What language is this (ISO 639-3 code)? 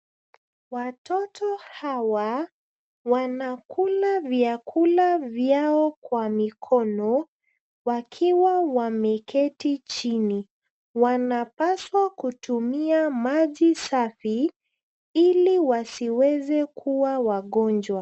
swa